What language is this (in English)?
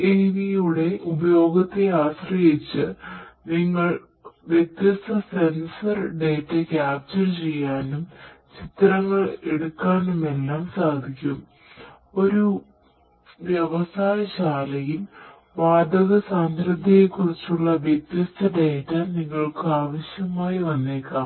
Malayalam